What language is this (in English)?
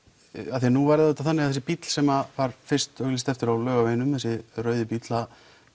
Icelandic